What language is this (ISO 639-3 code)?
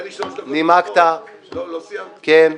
heb